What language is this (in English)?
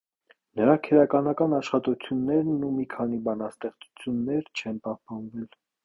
Armenian